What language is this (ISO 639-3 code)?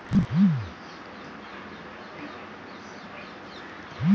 tel